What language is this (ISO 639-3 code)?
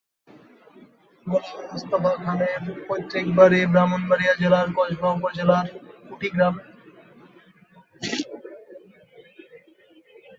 ben